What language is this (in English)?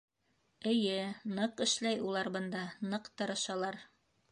Bashkir